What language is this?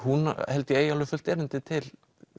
Icelandic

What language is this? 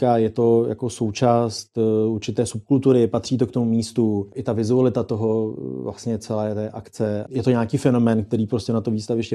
Czech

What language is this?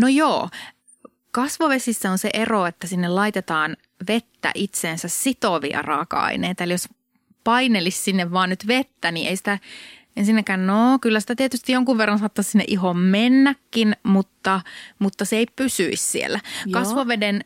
Finnish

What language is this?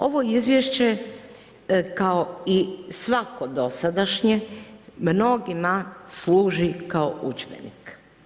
Croatian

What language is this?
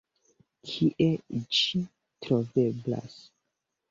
Esperanto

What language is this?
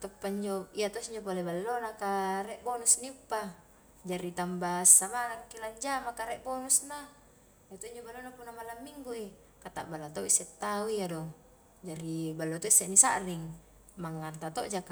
Highland Konjo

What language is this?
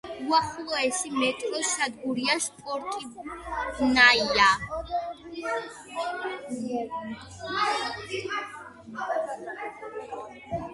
Georgian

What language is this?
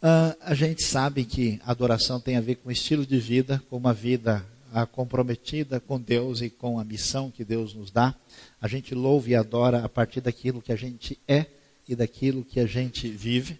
Portuguese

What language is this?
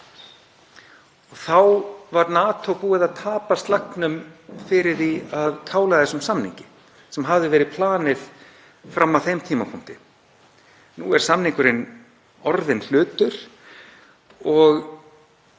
Icelandic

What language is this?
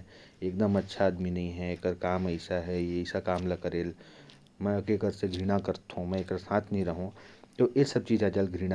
Korwa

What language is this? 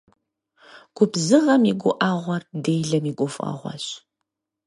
Kabardian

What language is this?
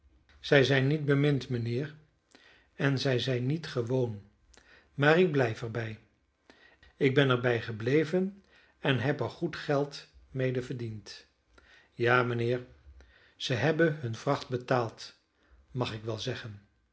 Dutch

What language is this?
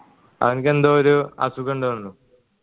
Malayalam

